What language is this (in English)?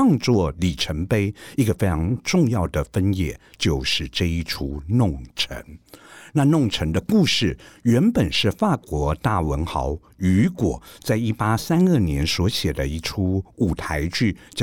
Chinese